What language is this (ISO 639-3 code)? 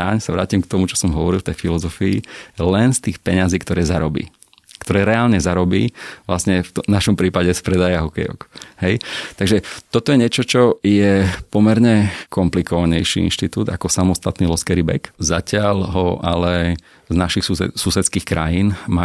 slk